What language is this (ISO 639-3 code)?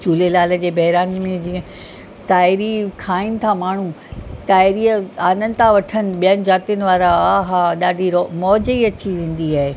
snd